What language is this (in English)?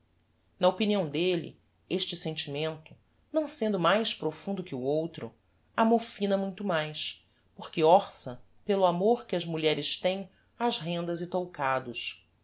Portuguese